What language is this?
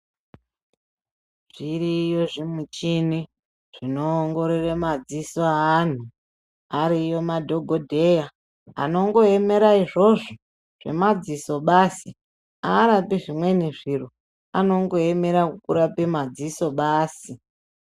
Ndau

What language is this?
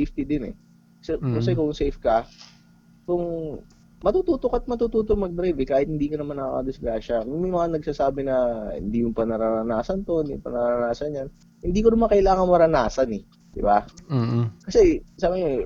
Filipino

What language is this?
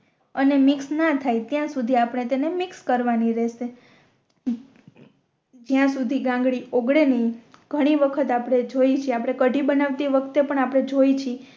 Gujarati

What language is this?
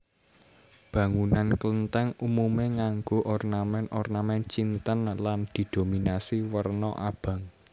Javanese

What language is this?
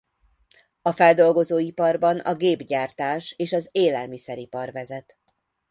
Hungarian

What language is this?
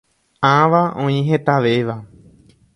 Guarani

